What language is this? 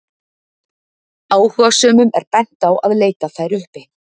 Icelandic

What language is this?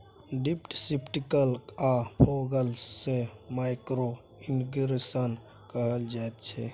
Maithili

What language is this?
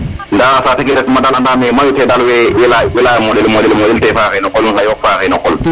Serer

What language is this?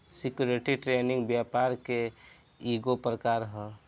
Bhojpuri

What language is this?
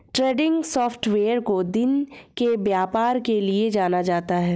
Hindi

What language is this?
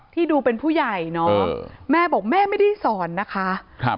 Thai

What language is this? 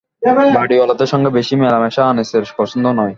Bangla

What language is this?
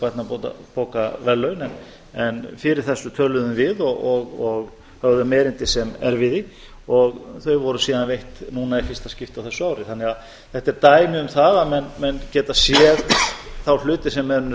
Icelandic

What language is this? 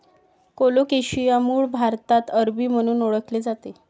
Marathi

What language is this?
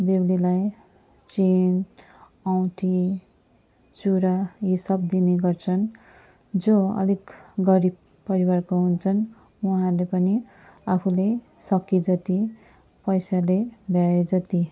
Nepali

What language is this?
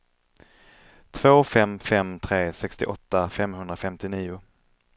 Swedish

